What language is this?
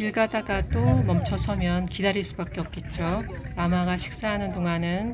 Korean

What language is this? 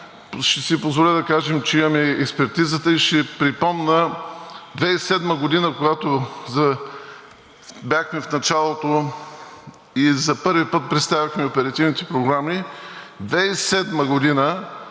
Bulgarian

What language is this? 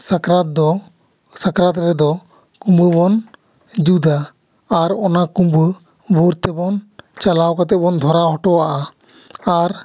Santali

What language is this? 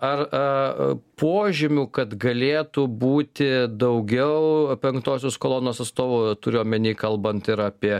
Lithuanian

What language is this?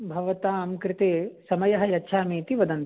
Sanskrit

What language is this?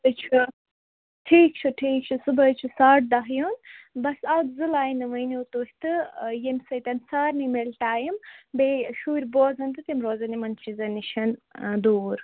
Kashmiri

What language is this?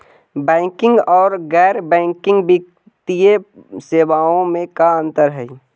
Magahi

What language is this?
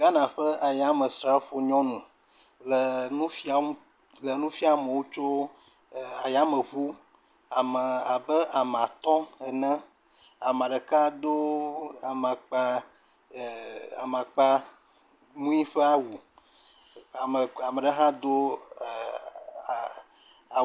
Ewe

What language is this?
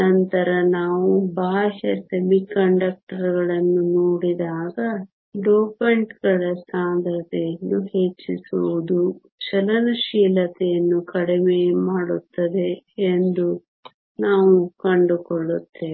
Kannada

